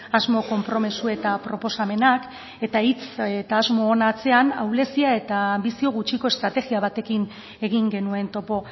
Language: Basque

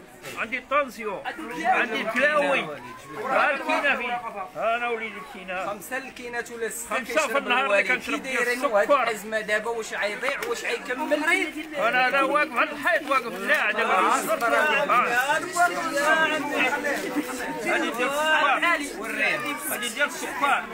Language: Arabic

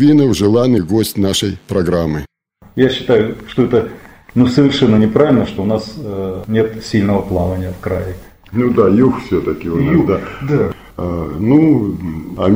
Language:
Russian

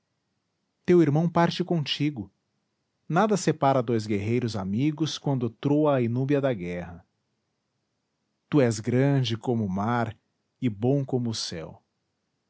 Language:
Portuguese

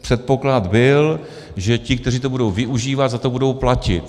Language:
Czech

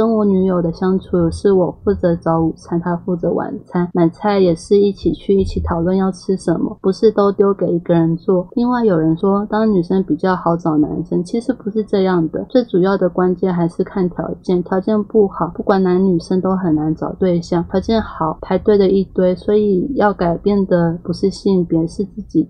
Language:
Chinese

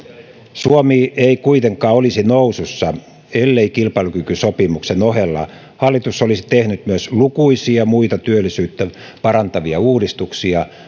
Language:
Finnish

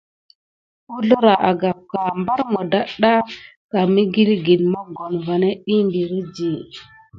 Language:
Gidar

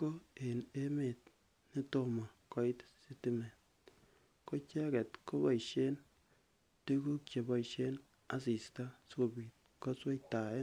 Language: Kalenjin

